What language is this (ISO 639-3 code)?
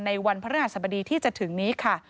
tha